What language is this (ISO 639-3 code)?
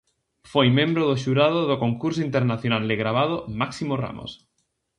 glg